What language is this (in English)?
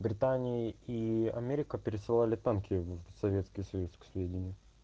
Russian